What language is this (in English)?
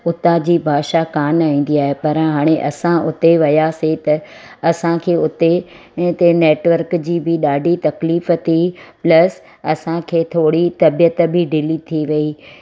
Sindhi